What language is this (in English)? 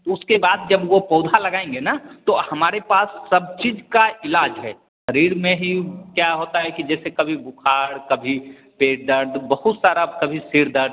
Hindi